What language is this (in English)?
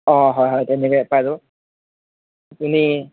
Assamese